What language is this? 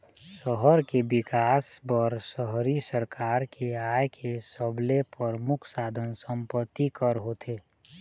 Chhattisgarhi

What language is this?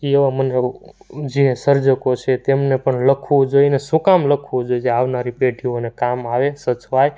Gujarati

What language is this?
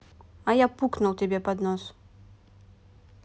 Russian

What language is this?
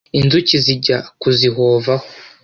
Kinyarwanda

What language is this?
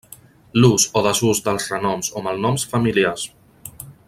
Catalan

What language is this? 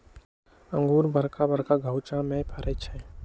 Magahi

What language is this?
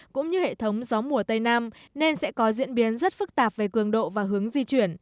Vietnamese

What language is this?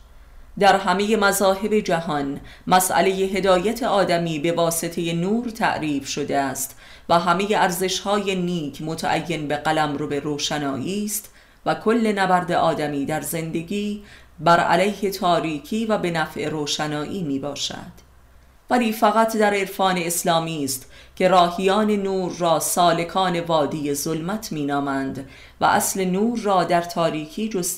Persian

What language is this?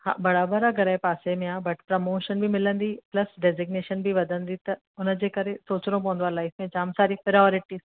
Sindhi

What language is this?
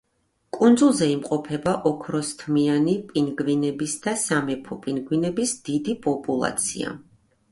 Georgian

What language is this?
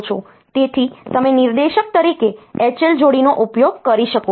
Gujarati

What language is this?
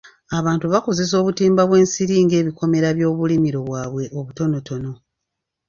Ganda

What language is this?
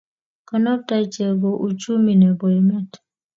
Kalenjin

